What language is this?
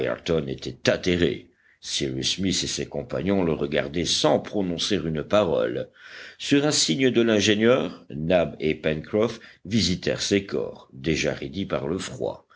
French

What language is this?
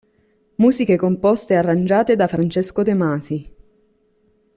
Italian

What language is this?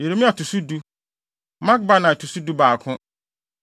Akan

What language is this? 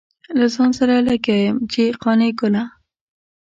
Pashto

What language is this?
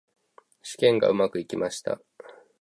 Japanese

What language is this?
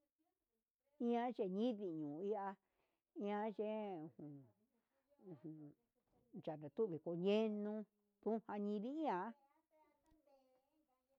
Huitepec Mixtec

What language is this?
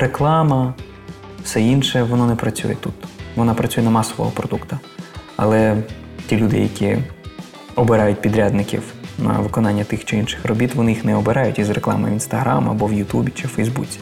Ukrainian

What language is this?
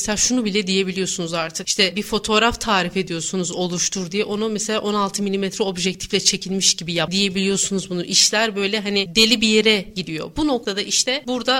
Turkish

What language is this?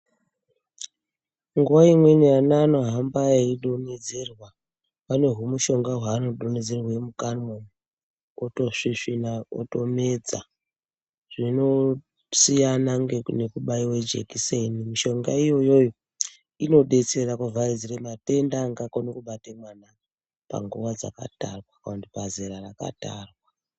Ndau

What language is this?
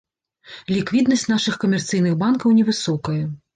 Belarusian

